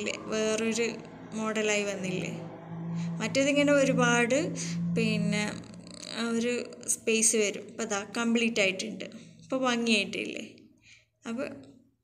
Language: Hindi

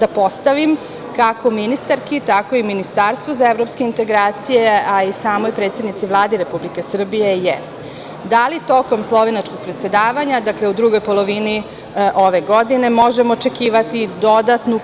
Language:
Serbian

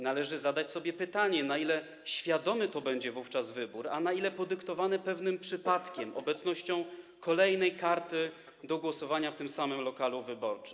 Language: Polish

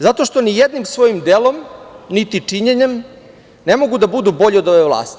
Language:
Serbian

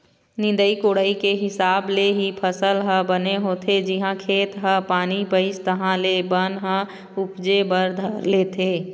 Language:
Chhattisgarhi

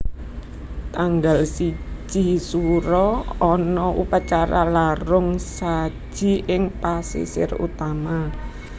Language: Javanese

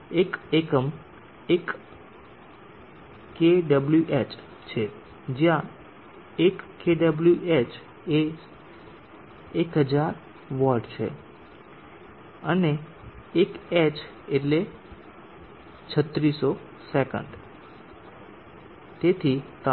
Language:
Gujarati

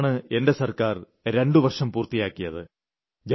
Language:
Malayalam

